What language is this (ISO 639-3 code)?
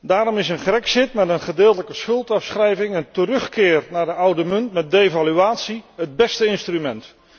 nld